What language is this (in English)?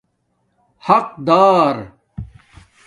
Domaaki